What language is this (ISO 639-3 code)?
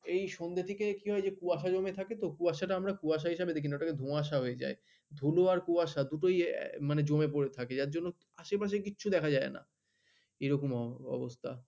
ben